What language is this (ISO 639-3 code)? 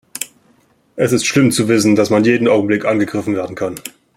deu